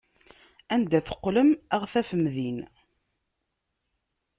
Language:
Kabyle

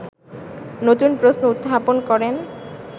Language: Bangla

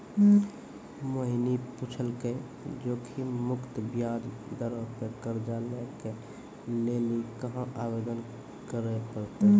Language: Maithili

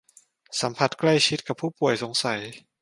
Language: Thai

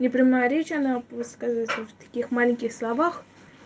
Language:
Russian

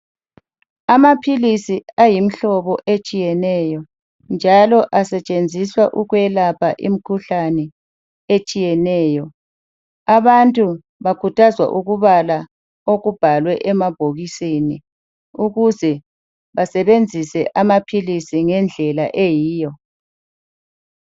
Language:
North Ndebele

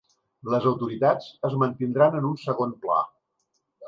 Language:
Catalan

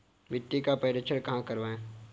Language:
Hindi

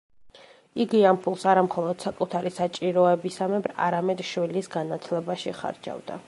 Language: Georgian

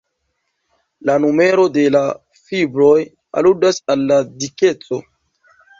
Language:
Esperanto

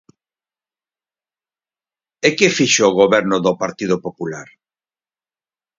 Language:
Galician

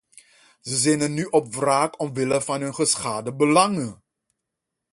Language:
Dutch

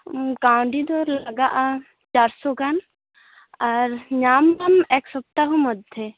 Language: Santali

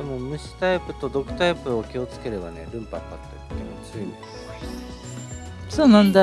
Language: Japanese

